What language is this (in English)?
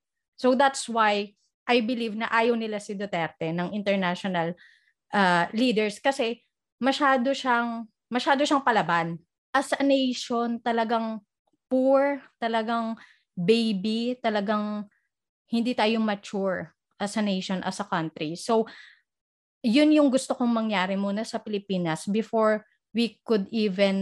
Filipino